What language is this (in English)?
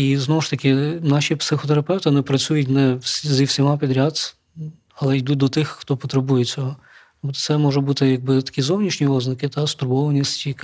Ukrainian